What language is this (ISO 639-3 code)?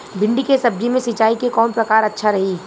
bho